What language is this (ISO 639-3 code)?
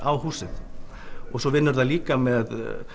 isl